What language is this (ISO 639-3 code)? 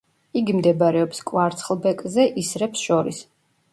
kat